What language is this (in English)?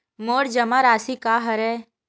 Chhattisgarhi